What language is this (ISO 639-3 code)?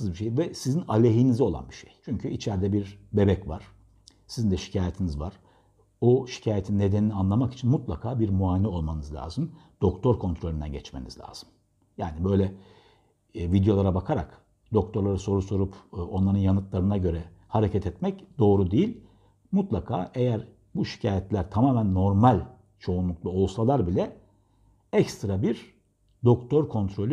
tur